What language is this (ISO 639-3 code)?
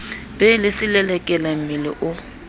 sot